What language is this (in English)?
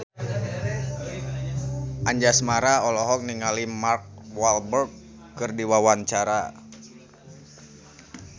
Sundanese